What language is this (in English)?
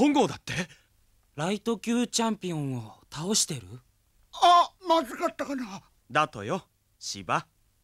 Japanese